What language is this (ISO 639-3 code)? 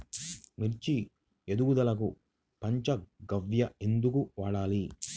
tel